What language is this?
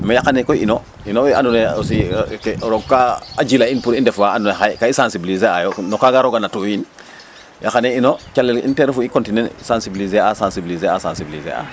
Serer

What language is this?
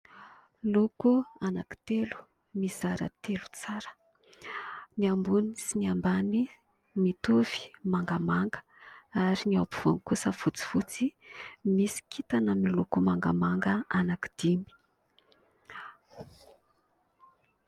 Malagasy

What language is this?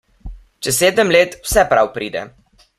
Slovenian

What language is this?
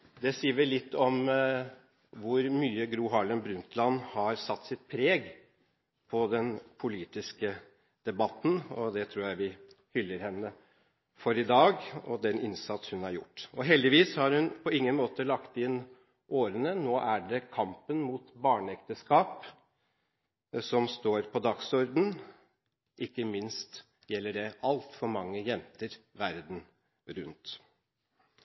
Norwegian Bokmål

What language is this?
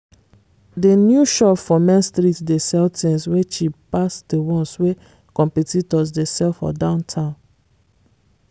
Nigerian Pidgin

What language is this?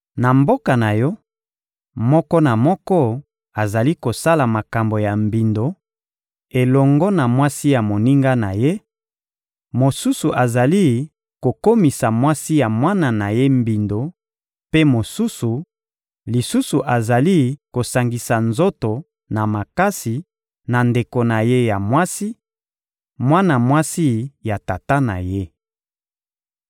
Lingala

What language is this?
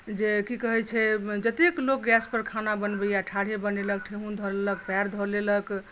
Maithili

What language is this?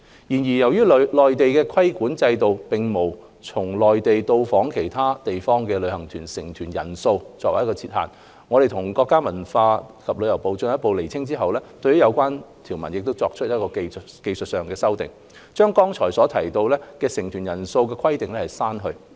Cantonese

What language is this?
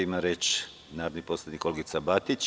Serbian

